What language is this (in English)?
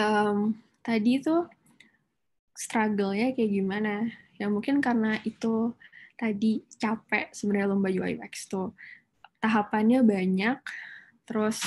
Indonesian